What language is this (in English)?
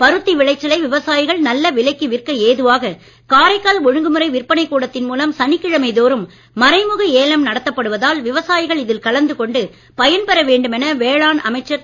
Tamil